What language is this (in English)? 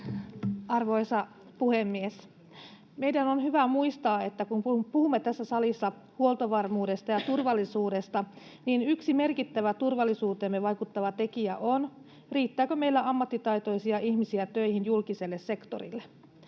Finnish